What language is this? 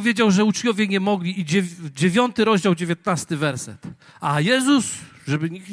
Polish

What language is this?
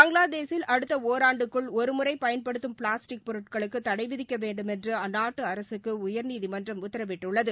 Tamil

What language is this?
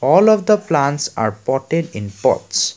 English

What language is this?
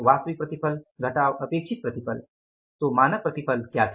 Hindi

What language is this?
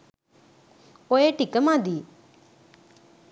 Sinhala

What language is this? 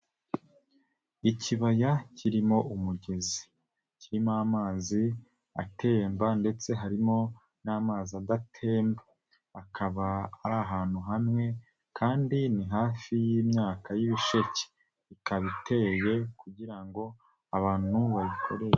Kinyarwanda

